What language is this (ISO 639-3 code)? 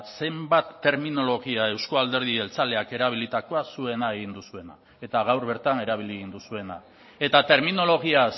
eus